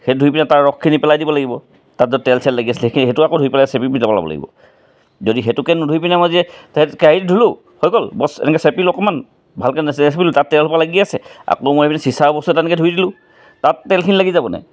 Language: Assamese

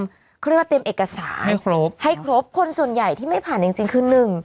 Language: Thai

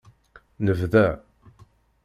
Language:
Kabyle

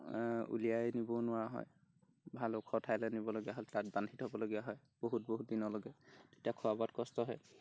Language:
Assamese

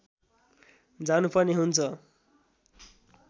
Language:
Nepali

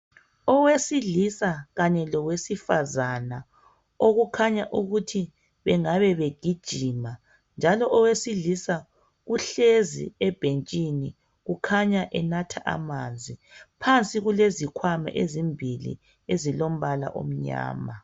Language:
North Ndebele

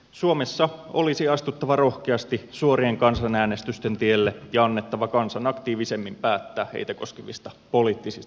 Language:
Finnish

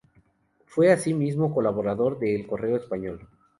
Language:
Spanish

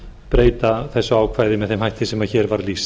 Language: Icelandic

